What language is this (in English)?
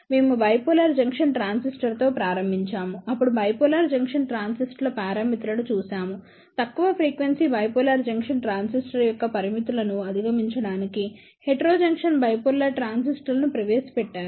Telugu